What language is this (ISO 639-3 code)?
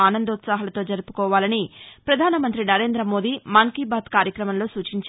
tel